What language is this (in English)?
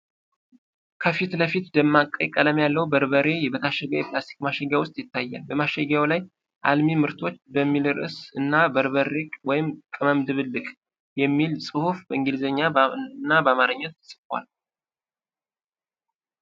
Amharic